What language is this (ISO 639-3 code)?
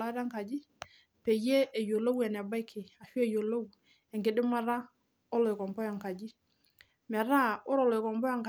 mas